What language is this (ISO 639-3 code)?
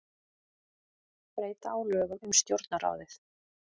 isl